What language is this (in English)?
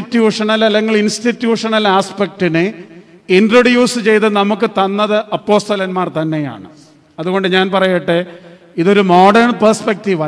Malayalam